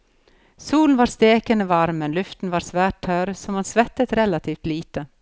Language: Norwegian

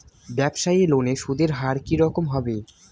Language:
Bangla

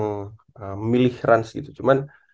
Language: Indonesian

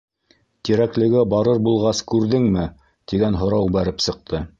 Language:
Bashkir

